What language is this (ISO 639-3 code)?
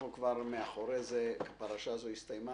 heb